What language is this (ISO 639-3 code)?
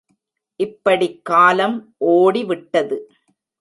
tam